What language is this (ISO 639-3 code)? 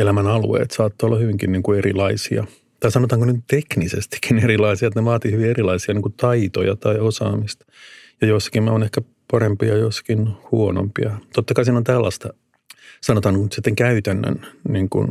fin